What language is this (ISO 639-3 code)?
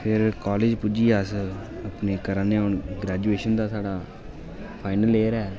doi